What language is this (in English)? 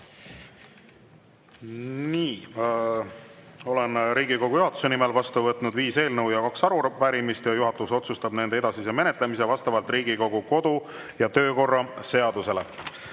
Estonian